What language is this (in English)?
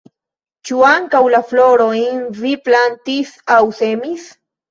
Esperanto